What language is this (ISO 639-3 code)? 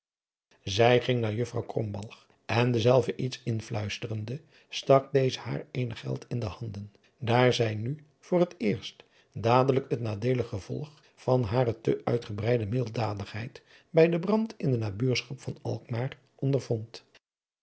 nld